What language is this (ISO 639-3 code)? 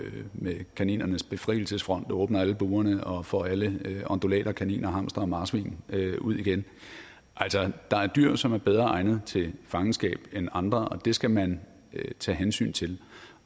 dan